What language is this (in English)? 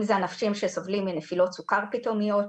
Hebrew